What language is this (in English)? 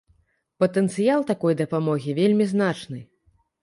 Belarusian